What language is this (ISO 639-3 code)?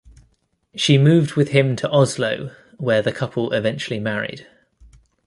eng